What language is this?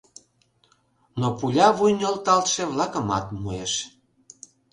Mari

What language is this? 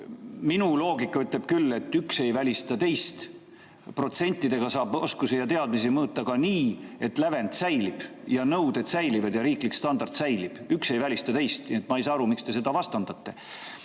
Estonian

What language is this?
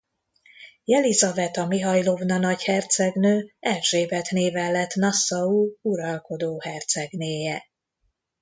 Hungarian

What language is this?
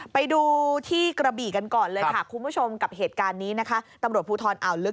Thai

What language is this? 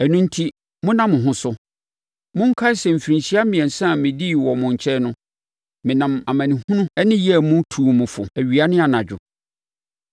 Akan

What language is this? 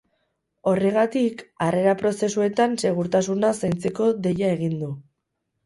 Basque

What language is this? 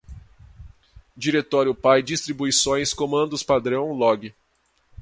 Portuguese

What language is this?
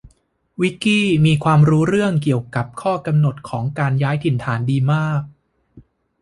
Thai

